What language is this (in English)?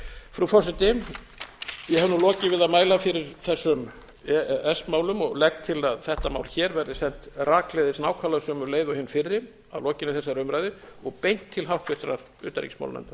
Icelandic